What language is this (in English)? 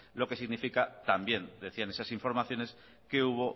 Spanish